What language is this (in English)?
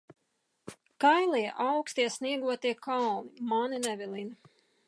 Latvian